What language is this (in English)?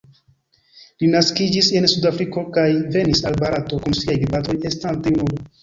Esperanto